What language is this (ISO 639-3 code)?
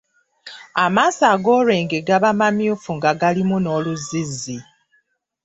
lug